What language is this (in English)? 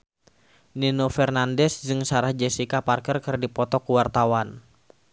Sundanese